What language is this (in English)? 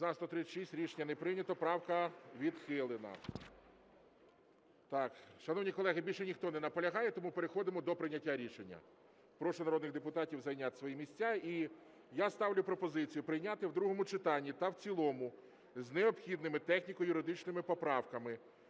Ukrainian